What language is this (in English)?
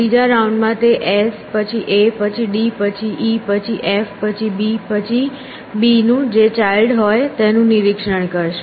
Gujarati